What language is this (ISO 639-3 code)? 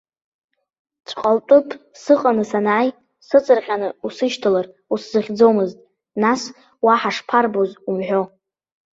abk